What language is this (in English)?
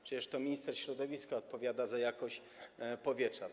Polish